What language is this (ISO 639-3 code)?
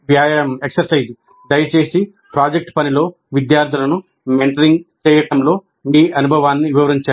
tel